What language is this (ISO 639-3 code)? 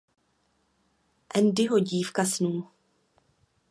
ces